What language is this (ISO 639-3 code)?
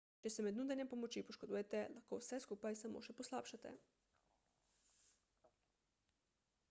slv